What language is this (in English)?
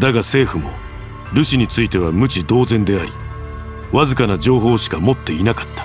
Japanese